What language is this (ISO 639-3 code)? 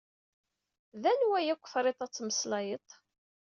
kab